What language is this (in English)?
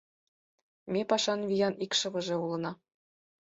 Mari